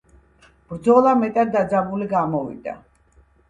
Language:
Georgian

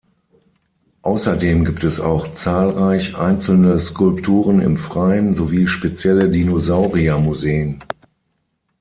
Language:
German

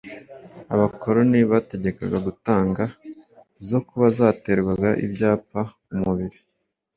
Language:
Kinyarwanda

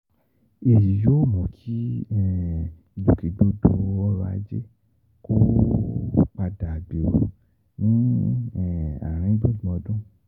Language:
Yoruba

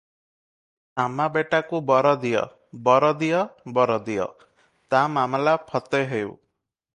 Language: Odia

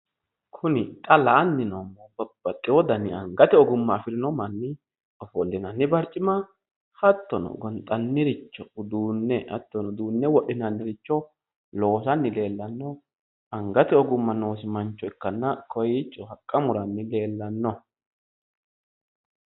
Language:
Sidamo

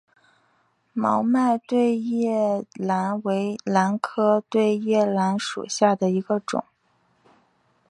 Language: Chinese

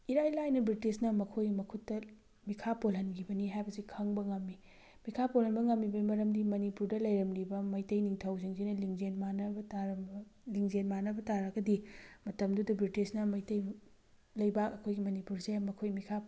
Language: Manipuri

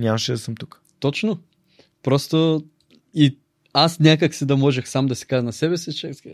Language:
Bulgarian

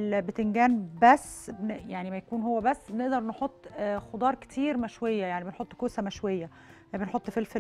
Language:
Arabic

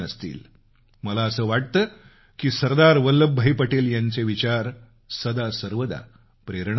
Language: Marathi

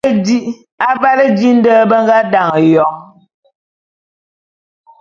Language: Bulu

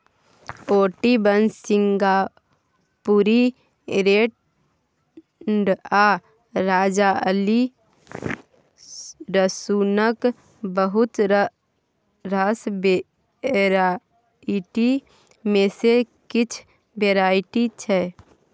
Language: Maithili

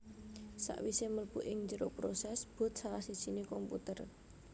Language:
Javanese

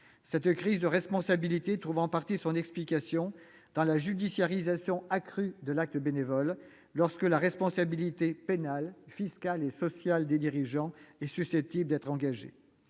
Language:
French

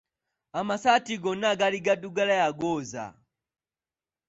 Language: Ganda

